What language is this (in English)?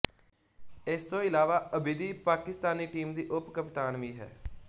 Punjabi